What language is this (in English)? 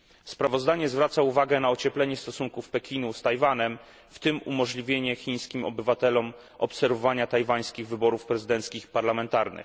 Polish